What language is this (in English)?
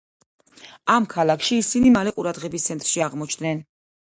Georgian